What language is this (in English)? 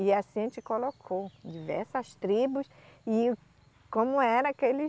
Portuguese